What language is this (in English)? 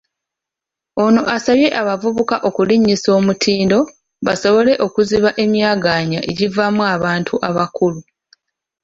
Ganda